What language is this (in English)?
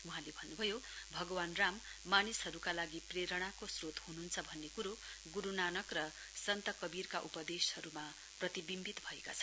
Nepali